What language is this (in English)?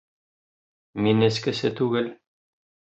Bashkir